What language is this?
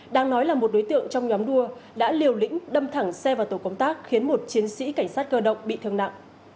Vietnamese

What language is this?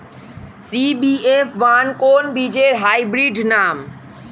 Bangla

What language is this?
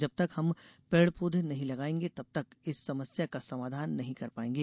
Hindi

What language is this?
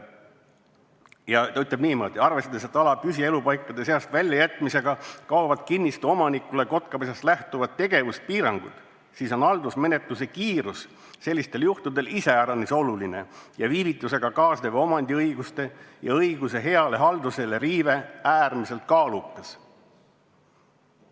Estonian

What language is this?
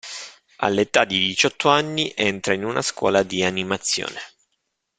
Italian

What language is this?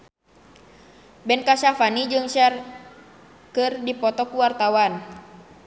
Sundanese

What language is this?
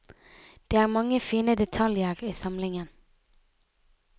Norwegian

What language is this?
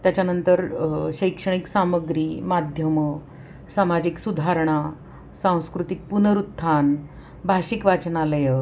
Marathi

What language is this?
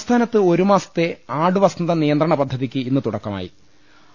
Malayalam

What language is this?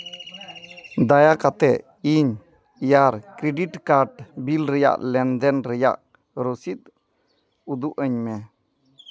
Santali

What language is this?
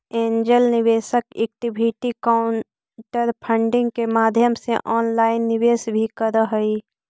Magahi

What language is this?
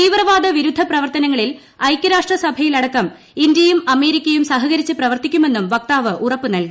Malayalam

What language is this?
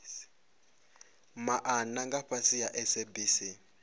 Venda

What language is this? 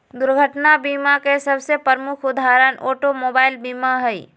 Magahi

